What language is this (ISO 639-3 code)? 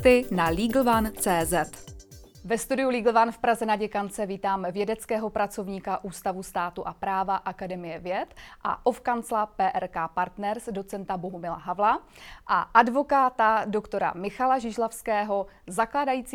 ces